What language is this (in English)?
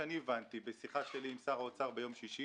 Hebrew